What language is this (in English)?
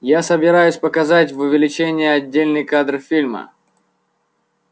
Russian